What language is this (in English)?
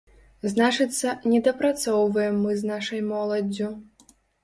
Belarusian